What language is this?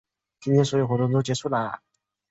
Chinese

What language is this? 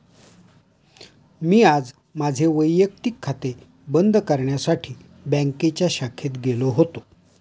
Marathi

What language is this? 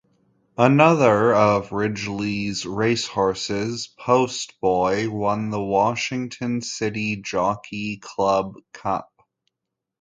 English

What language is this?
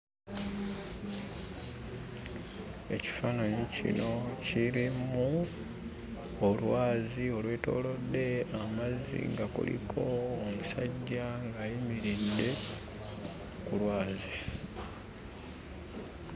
Ganda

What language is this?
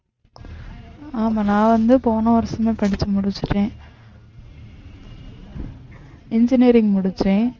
Tamil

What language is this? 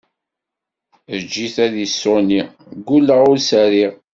Kabyle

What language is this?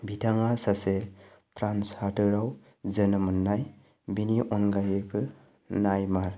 Bodo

